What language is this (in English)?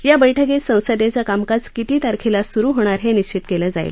Marathi